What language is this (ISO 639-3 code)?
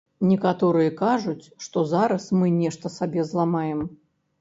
bel